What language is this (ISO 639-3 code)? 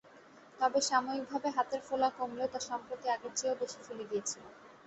ben